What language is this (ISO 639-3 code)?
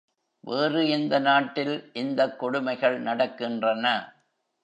tam